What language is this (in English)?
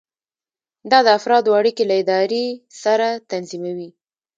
Pashto